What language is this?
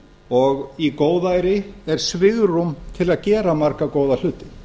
Icelandic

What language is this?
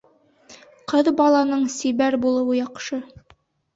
Bashkir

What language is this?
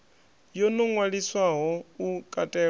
Venda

